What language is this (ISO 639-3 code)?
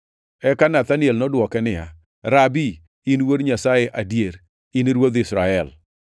luo